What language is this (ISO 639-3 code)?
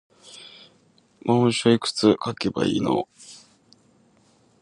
jpn